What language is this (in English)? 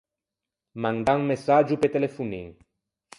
Ligurian